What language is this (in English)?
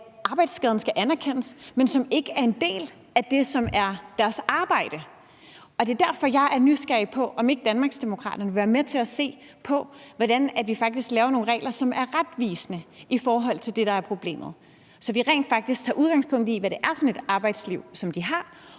Danish